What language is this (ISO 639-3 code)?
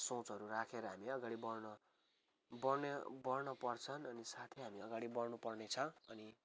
nep